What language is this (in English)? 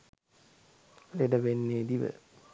Sinhala